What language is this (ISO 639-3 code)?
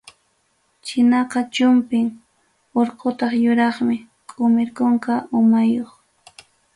quy